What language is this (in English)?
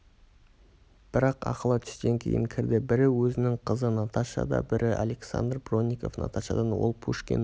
Kazakh